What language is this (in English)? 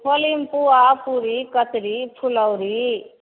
Maithili